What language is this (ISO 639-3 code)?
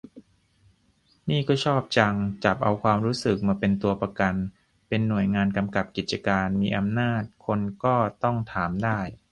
tha